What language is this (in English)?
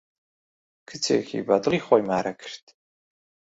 Central Kurdish